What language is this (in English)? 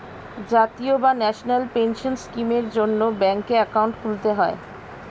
Bangla